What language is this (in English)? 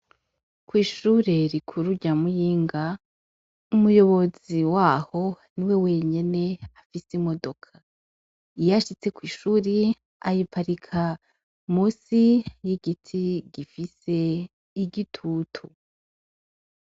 Rundi